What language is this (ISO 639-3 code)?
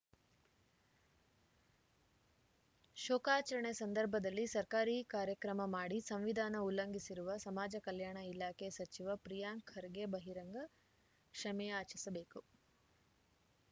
kan